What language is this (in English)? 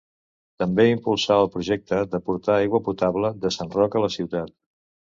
Catalan